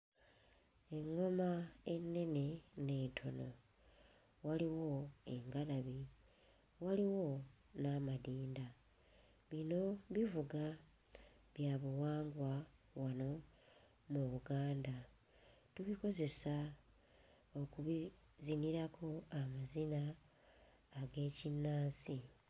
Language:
Ganda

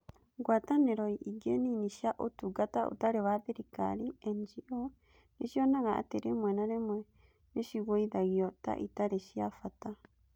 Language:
Kikuyu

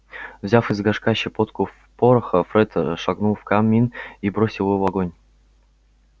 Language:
Russian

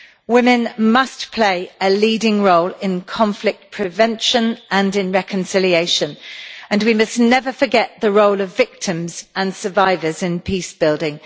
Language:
English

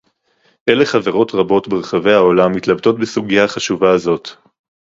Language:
Hebrew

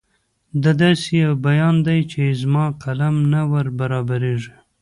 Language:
Pashto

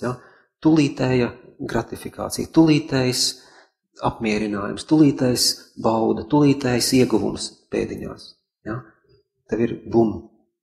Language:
Latvian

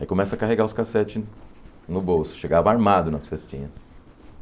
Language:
Portuguese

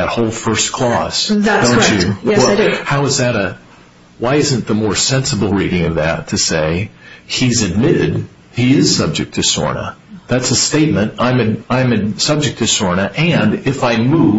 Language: English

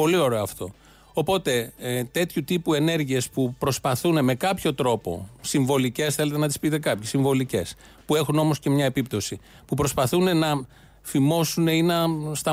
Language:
Greek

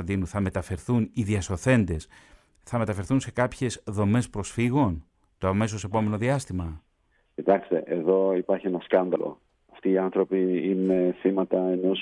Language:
Greek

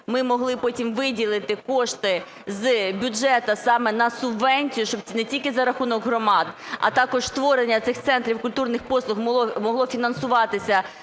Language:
Ukrainian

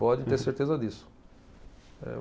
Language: Portuguese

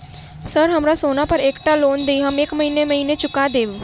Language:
Maithili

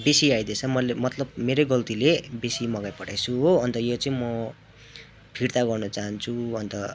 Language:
Nepali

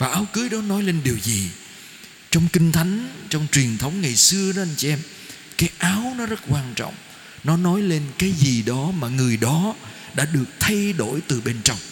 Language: Vietnamese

